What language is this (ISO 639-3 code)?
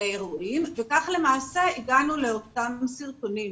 heb